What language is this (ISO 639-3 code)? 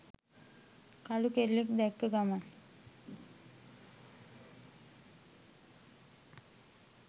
sin